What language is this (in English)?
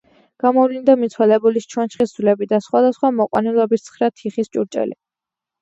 Georgian